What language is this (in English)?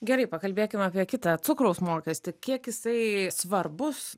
Lithuanian